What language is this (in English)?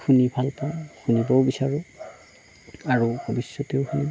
Assamese